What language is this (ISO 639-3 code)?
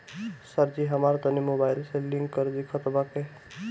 bho